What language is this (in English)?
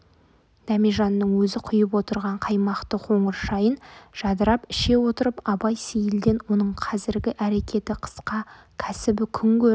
Kazakh